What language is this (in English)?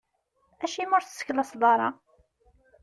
Kabyle